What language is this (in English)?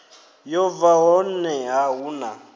Venda